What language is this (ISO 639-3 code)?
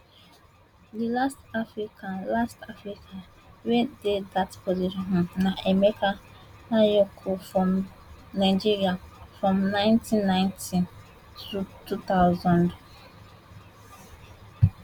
pcm